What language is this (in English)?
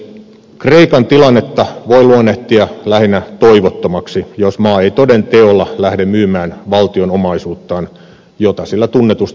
Finnish